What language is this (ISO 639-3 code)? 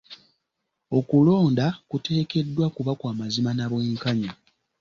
lug